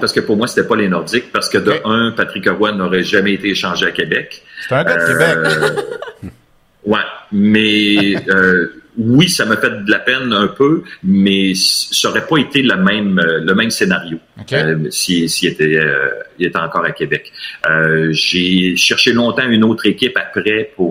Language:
French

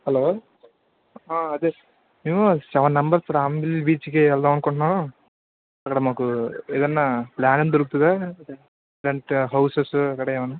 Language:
Telugu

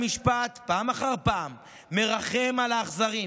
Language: Hebrew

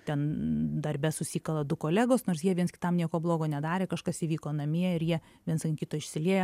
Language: Lithuanian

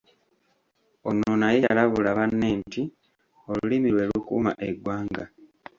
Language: Ganda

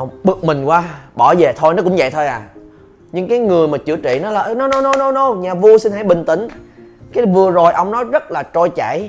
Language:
Vietnamese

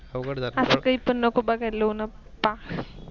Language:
Marathi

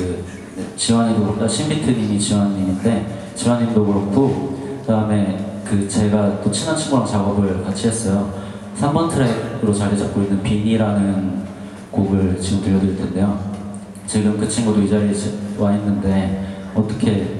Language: Korean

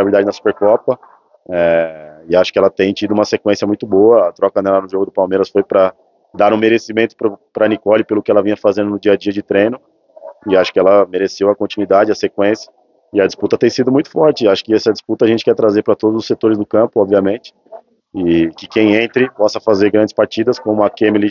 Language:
Portuguese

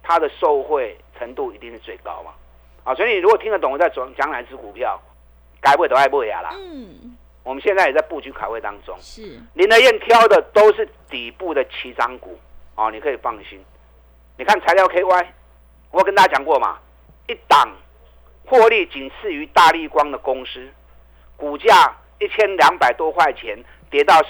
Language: Chinese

